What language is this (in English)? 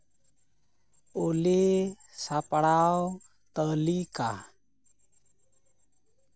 Santali